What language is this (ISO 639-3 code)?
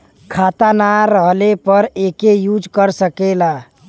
bho